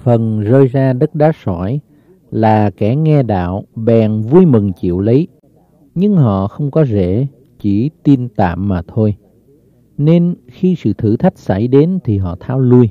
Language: Vietnamese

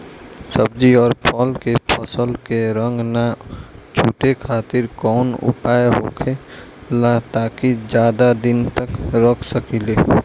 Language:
Bhojpuri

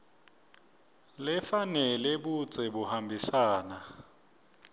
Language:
Swati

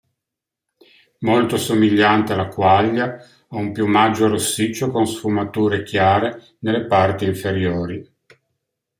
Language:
Italian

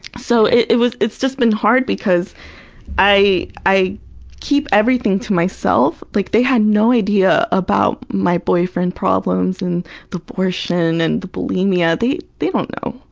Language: English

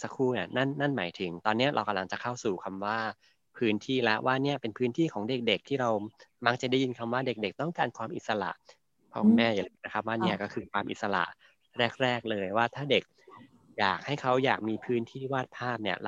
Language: Thai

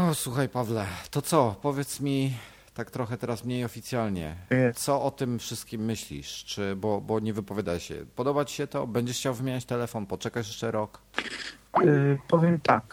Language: Polish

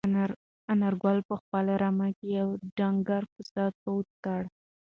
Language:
Pashto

